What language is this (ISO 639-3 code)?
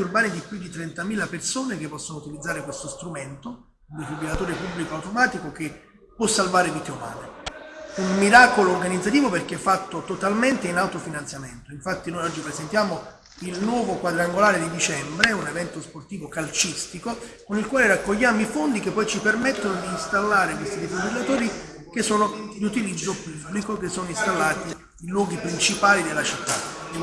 ita